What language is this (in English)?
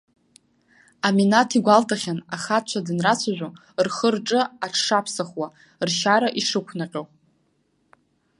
Abkhazian